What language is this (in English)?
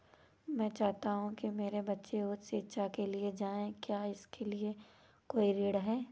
Hindi